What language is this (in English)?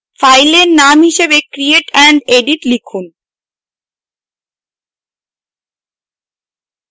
Bangla